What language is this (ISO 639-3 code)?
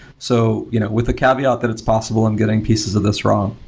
eng